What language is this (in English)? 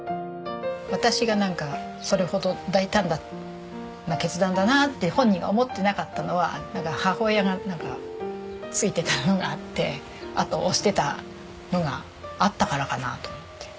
Japanese